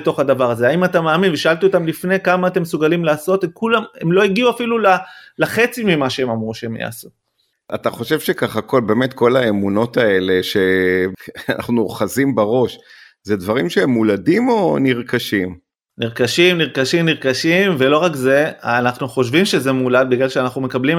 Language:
Hebrew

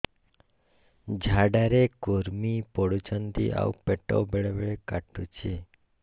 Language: Odia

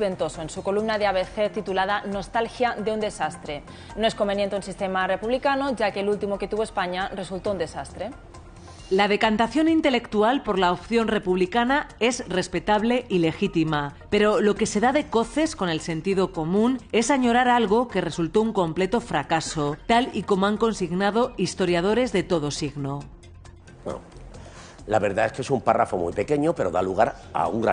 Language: Spanish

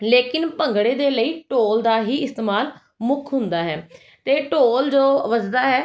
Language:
Punjabi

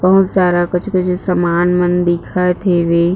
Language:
Chhattisgarhi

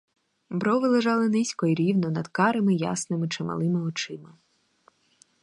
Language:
Ukrainian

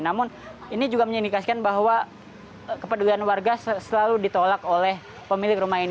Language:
Indonesian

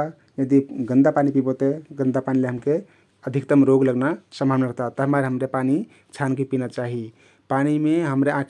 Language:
Kathoriya Tharu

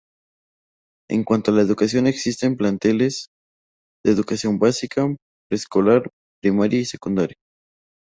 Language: Spanish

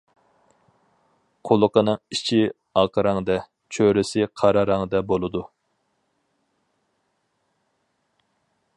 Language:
Uyghur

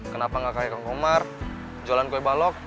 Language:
Indonesian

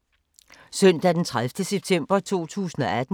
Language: Danish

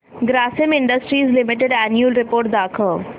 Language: Marathi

